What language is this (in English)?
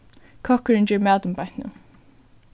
Faroese